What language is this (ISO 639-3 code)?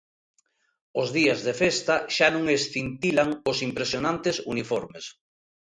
glg